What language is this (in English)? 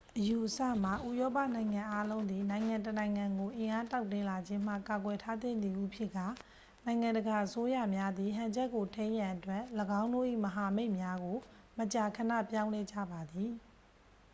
Burmese